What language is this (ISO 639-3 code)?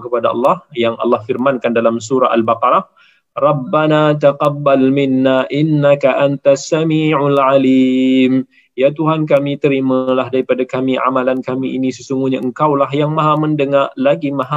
msa